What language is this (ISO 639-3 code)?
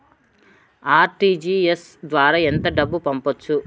tel